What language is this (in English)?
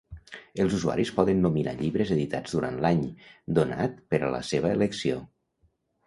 Catalan